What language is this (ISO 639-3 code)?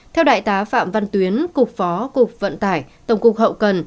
vie